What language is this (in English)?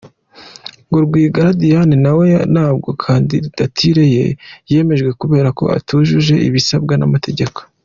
Kinyarwanda